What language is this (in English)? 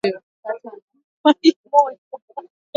Swahili